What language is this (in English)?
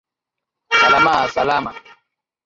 Swahili